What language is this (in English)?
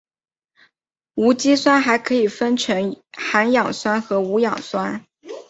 Chinese